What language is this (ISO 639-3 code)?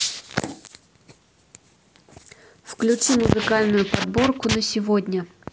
rus